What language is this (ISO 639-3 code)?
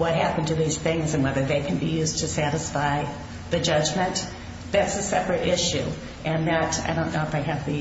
eng